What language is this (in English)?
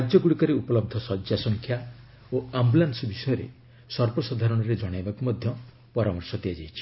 Odia